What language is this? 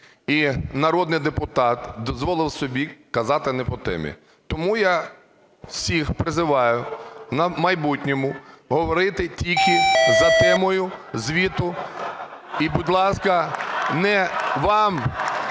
Ukrainian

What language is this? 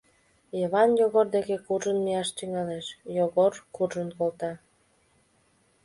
Mari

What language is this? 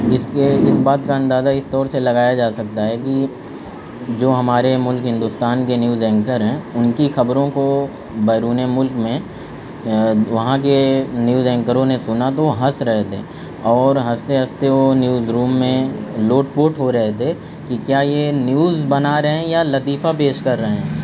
Urdu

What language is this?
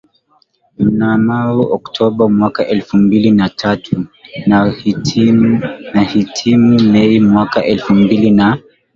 Swahili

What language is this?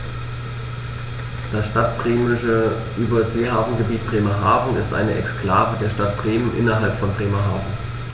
German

